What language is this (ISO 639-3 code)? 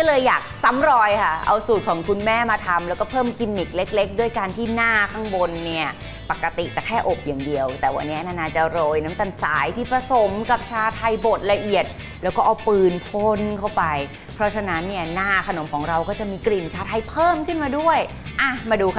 tha